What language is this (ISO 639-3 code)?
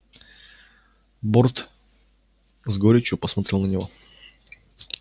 rus